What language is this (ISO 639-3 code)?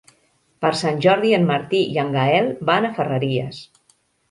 cat